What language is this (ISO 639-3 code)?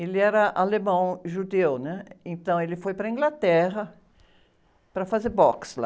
por